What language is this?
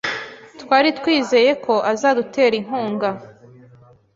Kinyarwanda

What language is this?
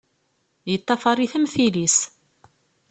Kabyle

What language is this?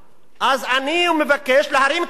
Hebrew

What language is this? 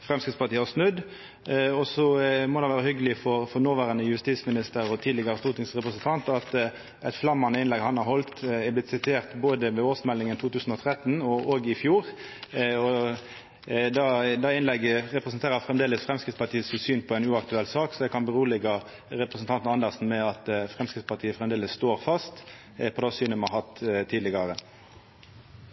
Norwegian Nynorsk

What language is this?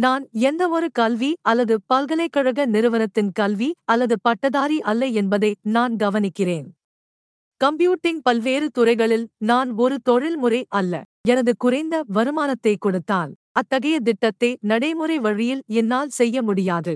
Tamil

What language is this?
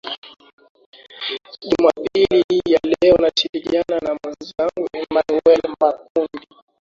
Swahili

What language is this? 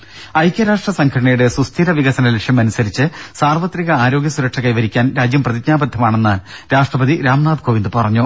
Malayalam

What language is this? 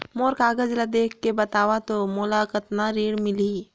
Chhattisgarhi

